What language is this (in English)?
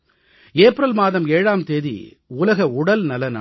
Tamil